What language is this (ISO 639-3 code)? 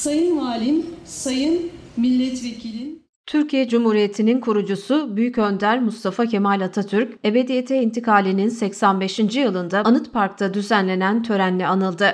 tur